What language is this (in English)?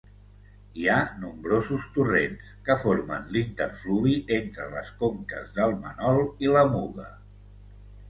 Catalan